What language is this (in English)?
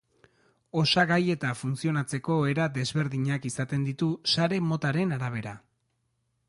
Basque